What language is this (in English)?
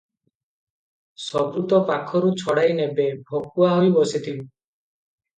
Odia